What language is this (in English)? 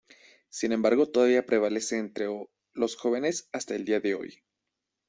Spanish